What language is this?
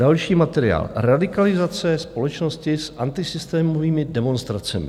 Czech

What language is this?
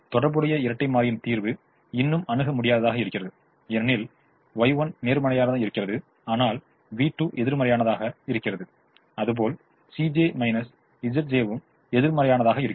Tamil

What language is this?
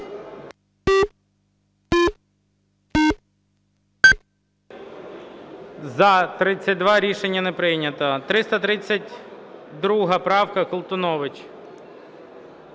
Ukrainian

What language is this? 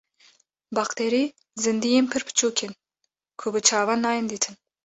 Kurdish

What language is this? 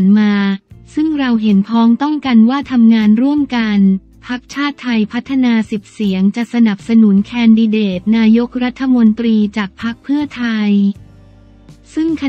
Thai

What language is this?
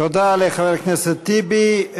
Hebrew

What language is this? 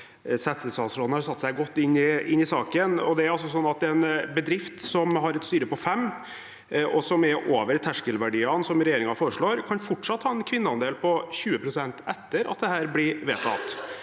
Norwegian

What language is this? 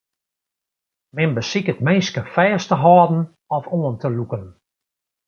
Western Frisian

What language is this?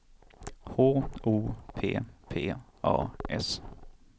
Swedish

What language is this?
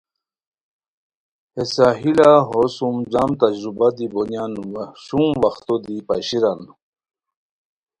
Khowar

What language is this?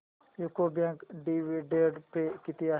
Marathi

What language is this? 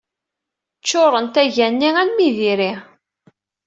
Kabyle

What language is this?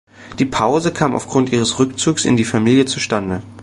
German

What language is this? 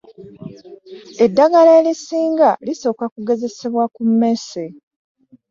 Ganda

